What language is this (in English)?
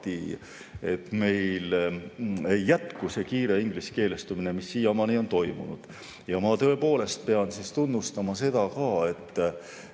Estonian